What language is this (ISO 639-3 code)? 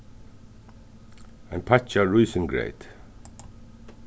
fao